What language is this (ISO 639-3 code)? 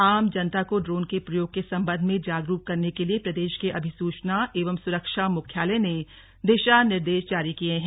hin